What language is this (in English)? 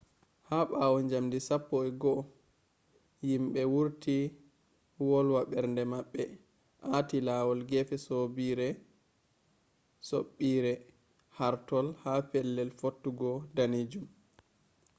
Fula